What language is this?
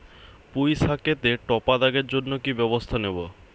Bangla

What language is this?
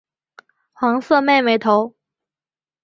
Chinese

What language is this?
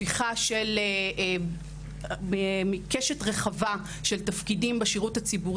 Hebrew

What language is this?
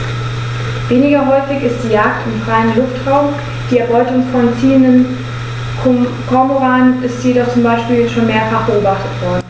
German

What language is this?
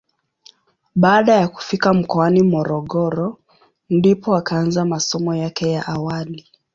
Swahili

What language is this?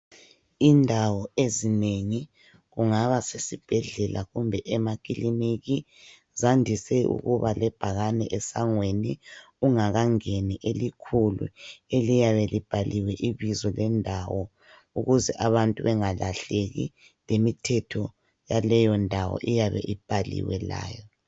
North Ndebele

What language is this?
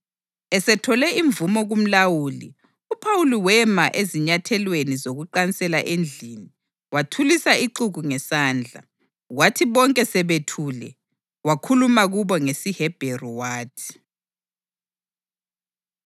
North Ndebele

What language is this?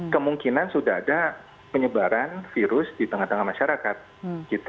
Indonesian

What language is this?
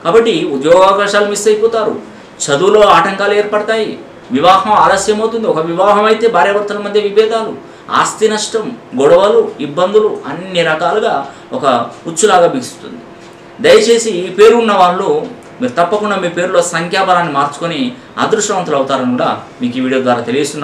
Korean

